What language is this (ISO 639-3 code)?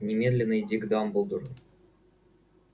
rus